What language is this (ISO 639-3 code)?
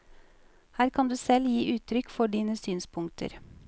nor